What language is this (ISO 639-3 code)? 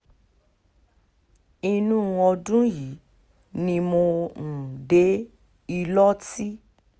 yor